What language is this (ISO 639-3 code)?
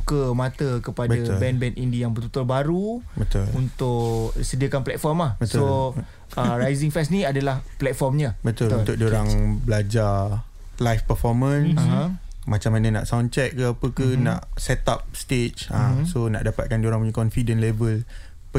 msa